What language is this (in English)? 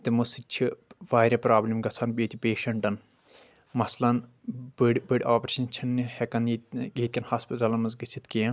Kashmiri